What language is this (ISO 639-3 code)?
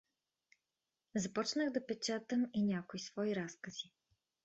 bul